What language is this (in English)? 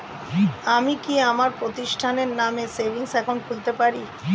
Bangla